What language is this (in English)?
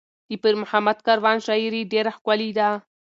Pashto